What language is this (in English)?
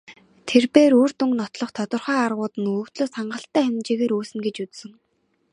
Mongolian